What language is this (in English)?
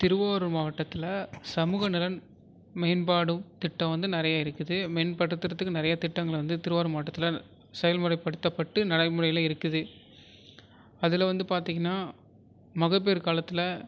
Tamil